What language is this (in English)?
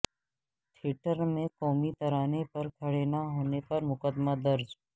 Urdu